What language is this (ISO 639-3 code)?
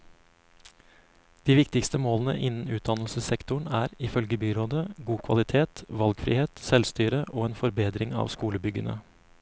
nor